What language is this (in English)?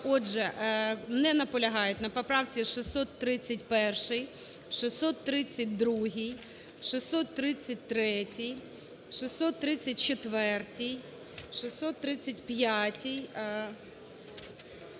Ukrainian